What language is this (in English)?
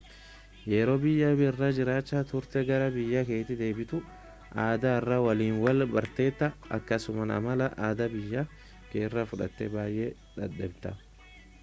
Oromo